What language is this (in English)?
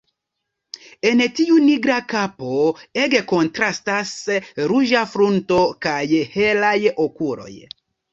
Esperanto